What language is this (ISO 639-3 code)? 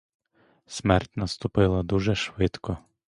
ukr